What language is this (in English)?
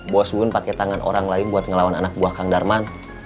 Indonesian